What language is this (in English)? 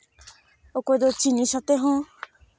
Santali